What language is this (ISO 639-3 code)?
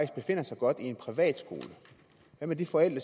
dan